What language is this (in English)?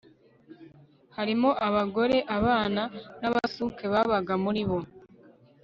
Kinyarwanda